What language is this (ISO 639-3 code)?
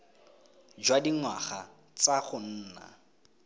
tsn